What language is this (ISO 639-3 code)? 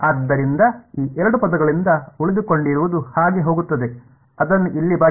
kan